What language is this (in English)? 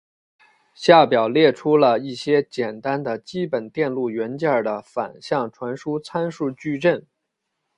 Chinese